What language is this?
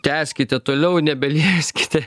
Lithuanian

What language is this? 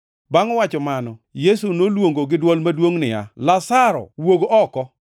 Luo (Kenya and Tanzania)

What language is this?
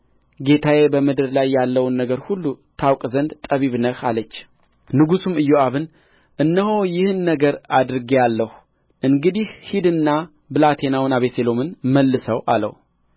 Amharic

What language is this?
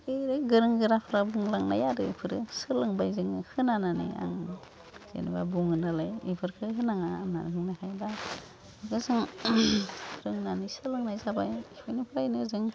Bodo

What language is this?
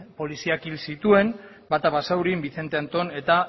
Basque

